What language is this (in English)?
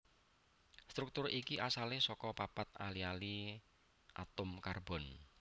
Javanese